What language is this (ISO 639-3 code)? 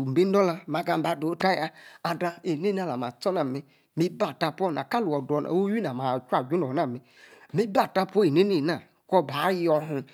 ekr